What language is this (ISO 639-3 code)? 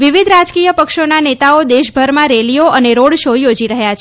guj